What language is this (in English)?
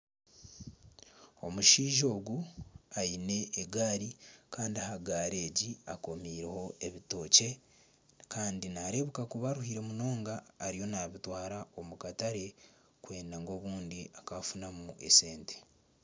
Nyankole